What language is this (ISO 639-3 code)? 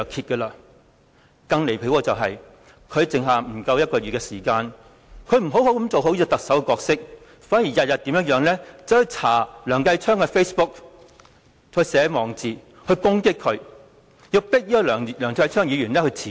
yue